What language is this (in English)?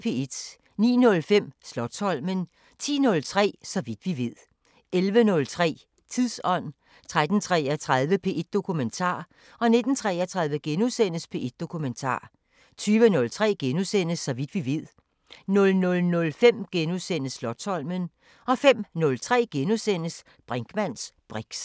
Danish